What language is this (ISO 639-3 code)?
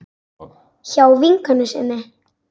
isl